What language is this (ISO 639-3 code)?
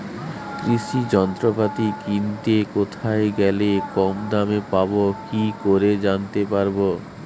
ben